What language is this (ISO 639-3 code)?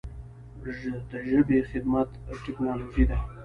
pus